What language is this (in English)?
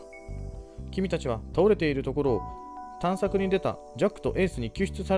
Japanese